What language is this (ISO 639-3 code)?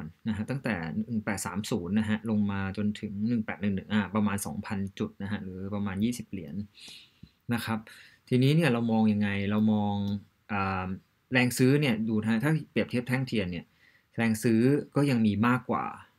tha